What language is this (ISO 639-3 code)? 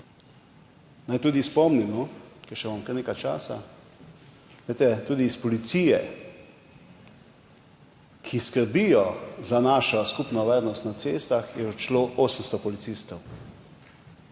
slv